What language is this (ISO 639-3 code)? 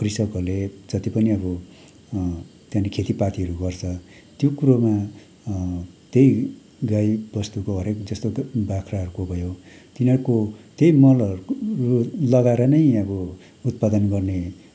nep